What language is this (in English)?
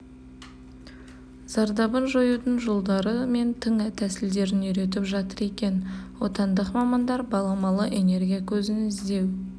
Kazakh